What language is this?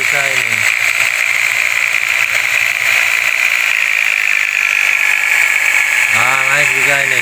Indonesian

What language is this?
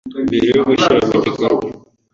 Kinyarwanda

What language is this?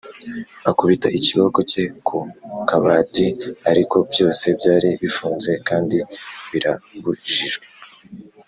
Kinyarwanda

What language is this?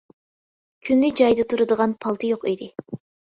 Uyghur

